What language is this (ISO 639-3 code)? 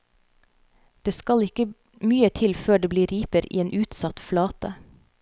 nor